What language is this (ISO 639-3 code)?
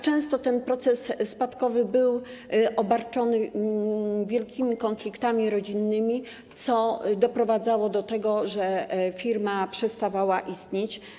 pol